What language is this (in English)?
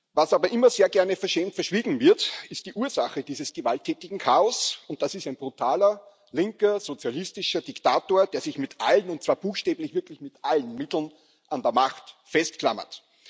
German